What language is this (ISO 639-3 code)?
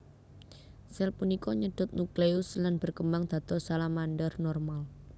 jav